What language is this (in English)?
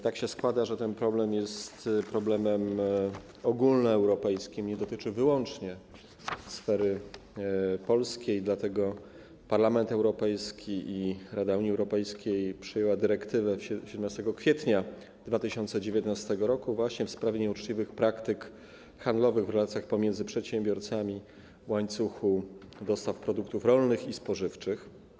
Polish